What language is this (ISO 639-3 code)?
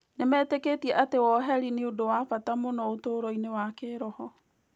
kik